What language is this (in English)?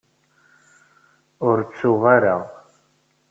Kabyle